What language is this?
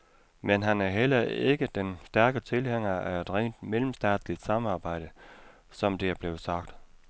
Danish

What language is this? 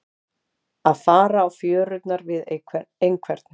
Icelandic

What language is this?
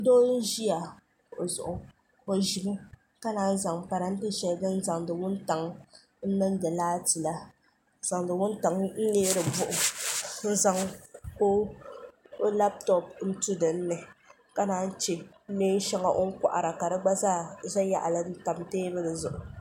Dagbani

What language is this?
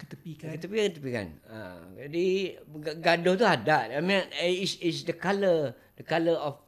Malay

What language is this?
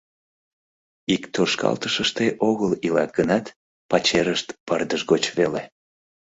Mari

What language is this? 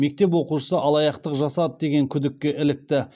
Kazakh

